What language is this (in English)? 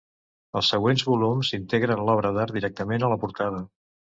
Catalan